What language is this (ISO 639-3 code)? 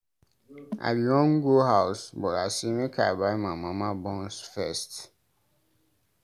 pcm